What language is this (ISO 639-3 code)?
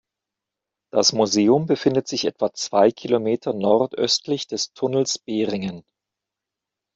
deu